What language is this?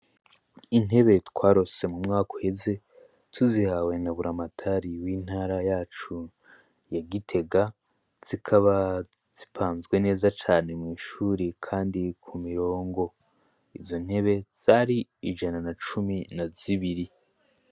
Rundi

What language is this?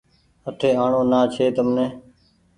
Goaria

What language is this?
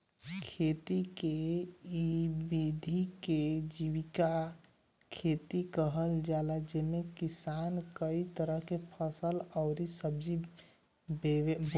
Bhojpuri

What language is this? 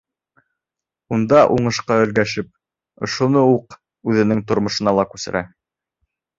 Bashkir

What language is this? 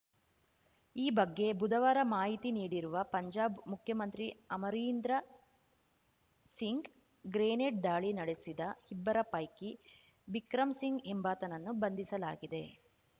Kannada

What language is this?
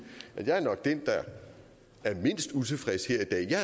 Danish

